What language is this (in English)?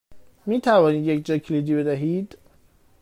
Persian